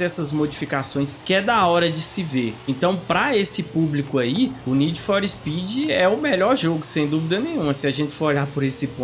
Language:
Portuguese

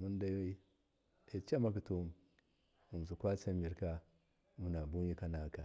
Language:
Miya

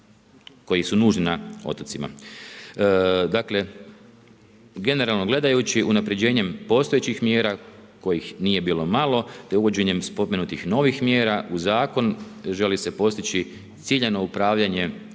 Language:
Croatian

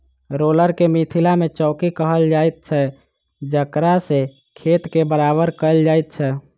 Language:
Maithili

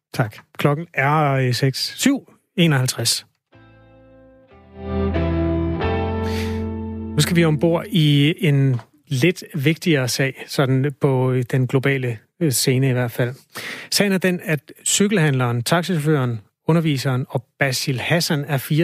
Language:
Danish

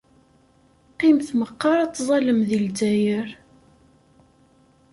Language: Kabyle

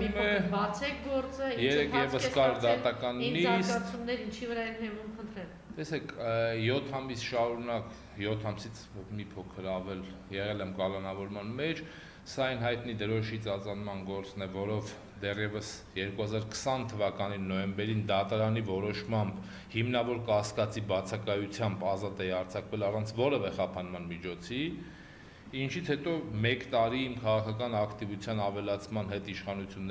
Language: Romanian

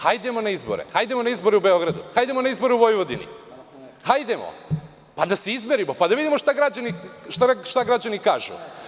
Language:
Serbian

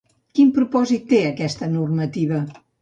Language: Catalan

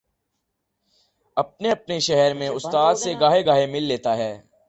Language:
Urdu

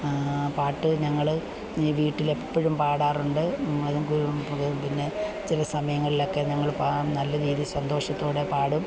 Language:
Malayalam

